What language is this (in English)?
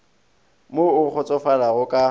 Northern Sotho